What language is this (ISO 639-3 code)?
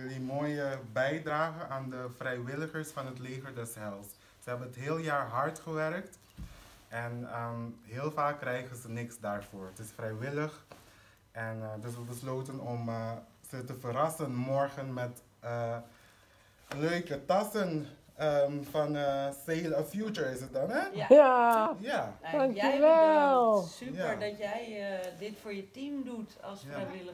nld